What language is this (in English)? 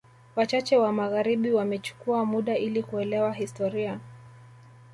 Swahili